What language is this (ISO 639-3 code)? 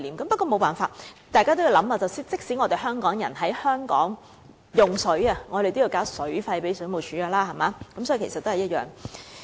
yue